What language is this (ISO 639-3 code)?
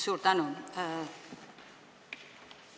est